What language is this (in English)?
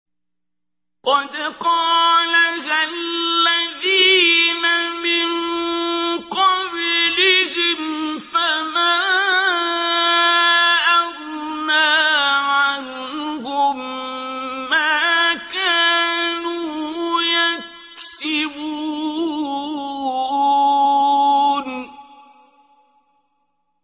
Arabic